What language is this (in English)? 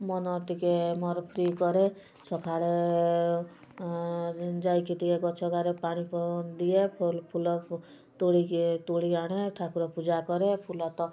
Odia